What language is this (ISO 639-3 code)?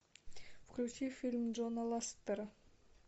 rus